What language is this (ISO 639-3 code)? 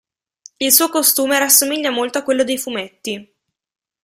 ita